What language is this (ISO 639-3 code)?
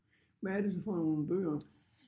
dan